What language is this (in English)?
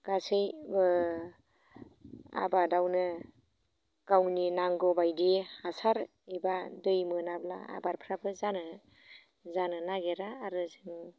Bodo